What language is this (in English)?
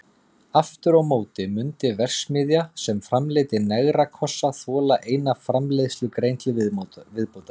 Icelandic